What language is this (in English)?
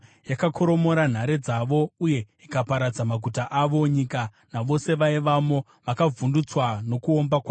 Shona